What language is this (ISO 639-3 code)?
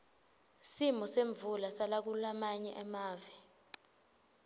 ssw